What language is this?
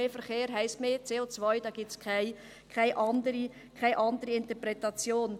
Swiss German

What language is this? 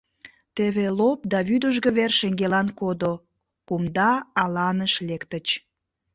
Mari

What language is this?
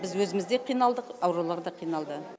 Kazakh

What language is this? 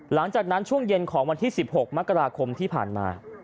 Thai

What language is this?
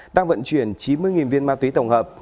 Vietnamese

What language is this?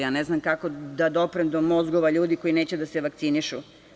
Serbian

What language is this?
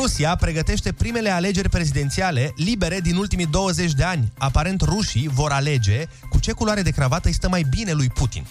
Romanian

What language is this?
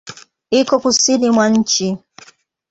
Swahili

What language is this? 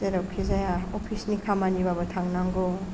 Bodo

